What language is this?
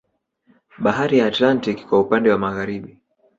Swahili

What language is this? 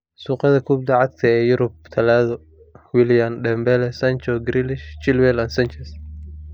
Somali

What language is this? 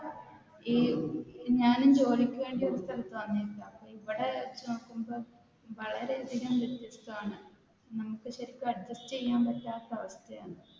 Malayalam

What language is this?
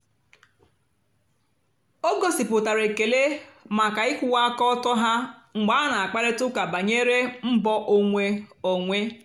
Igbo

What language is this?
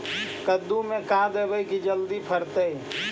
Magahi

